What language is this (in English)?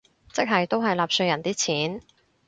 Cantonese